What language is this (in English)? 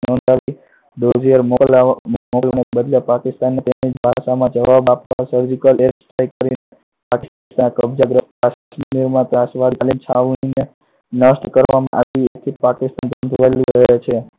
Gujarati